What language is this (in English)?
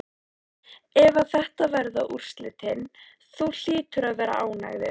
Icelandic